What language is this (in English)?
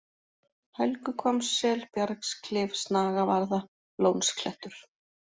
Icelandic